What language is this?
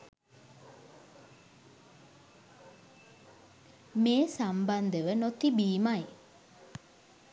Sinhala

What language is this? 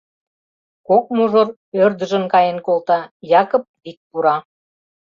Mari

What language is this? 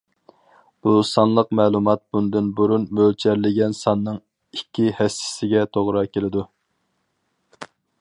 Uyghur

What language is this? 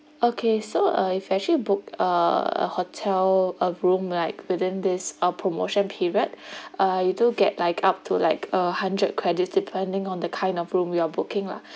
English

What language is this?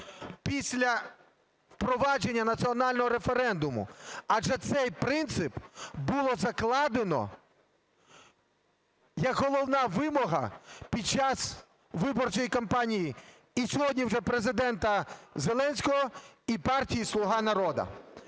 Ukrainian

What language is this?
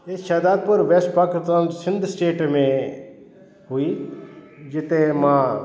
Sindhi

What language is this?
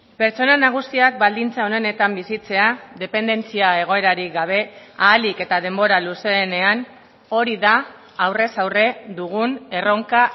Basque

